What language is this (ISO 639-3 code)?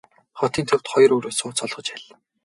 mon